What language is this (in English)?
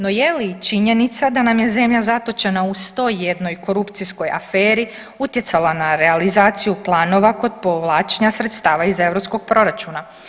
Croatian